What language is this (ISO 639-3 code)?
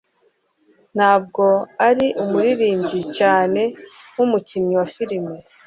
kin